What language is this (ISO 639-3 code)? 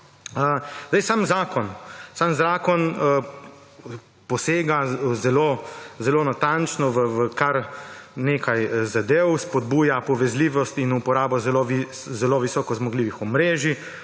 slv